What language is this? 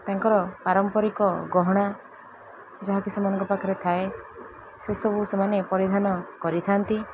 Odia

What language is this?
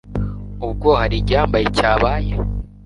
Kinyarwanda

